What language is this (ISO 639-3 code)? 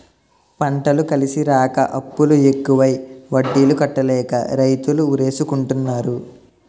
tel